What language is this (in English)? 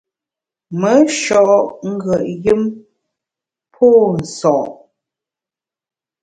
Bamun